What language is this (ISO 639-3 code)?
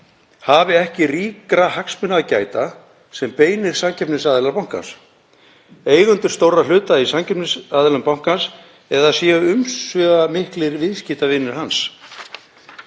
isl